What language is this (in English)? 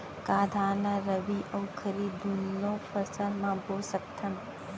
Chhattisgarhi